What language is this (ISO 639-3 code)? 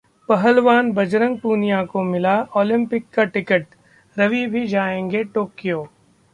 hin